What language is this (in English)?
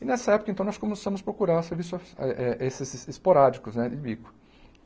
Portuguese